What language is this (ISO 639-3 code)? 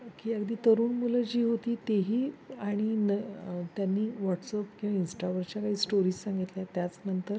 mar